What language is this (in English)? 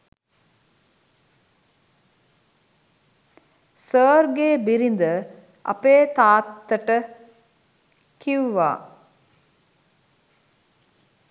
Sinhala